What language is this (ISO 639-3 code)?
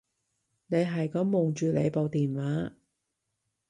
yue